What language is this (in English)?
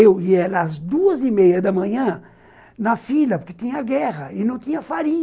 Portuguese